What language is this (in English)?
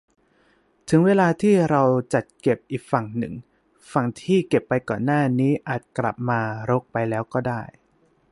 Thai